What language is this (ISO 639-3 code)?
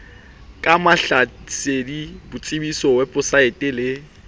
sot